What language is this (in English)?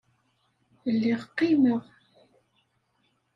Kabyle